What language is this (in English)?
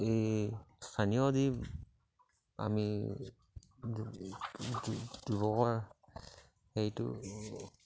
Assamese